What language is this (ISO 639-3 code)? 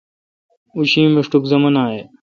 xka